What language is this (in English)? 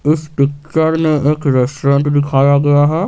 Hindi